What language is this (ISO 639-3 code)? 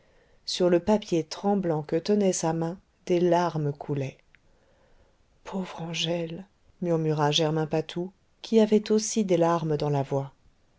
fra